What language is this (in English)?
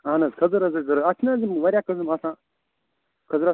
Kashmiri